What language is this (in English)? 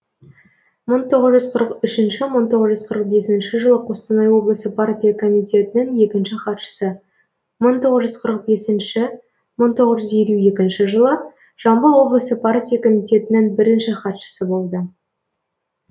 Kazakh